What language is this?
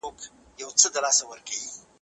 Pashto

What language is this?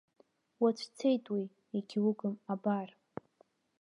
Abkhazian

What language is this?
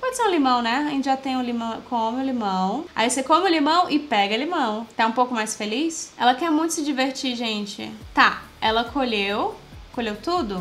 Portuguese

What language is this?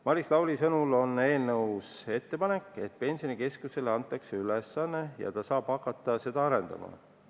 Estonian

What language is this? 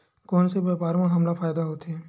Chhattisgarhi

